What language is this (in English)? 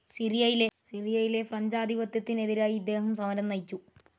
Malayalam